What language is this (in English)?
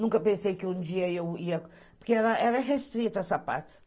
Portuguese